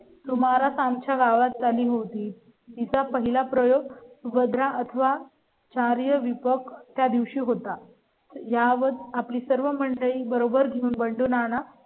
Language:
Marathi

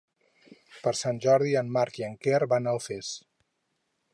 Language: Catalan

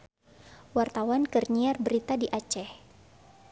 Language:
Sundanese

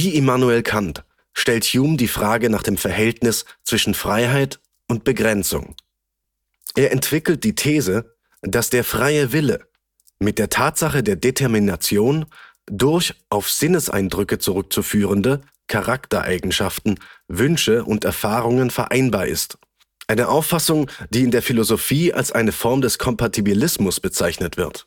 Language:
German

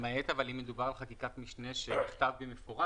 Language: Hebrew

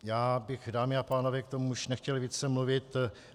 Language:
Czech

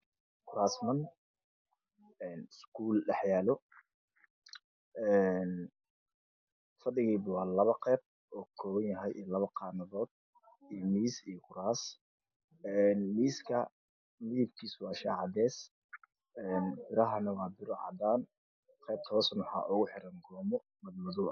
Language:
Somali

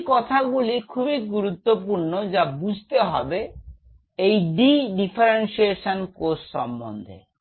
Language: Bangla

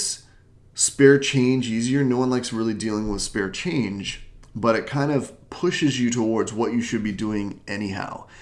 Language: English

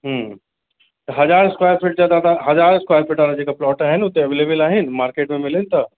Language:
Sindhi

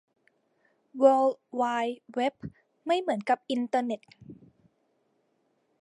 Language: Thai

